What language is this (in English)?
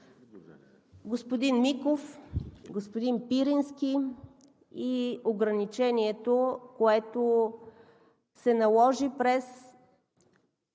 Bulgarian